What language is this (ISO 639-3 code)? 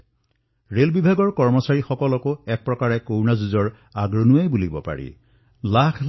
asm